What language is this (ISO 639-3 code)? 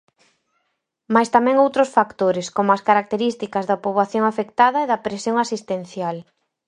glg